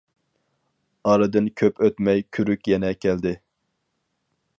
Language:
Uyghur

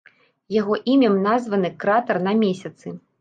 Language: Belarusian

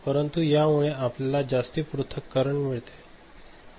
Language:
Marathi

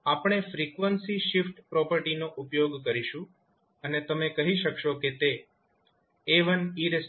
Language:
Gujarati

